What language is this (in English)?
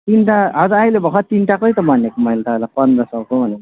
Nepali